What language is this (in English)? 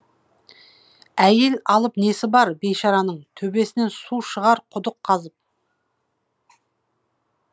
Kazakh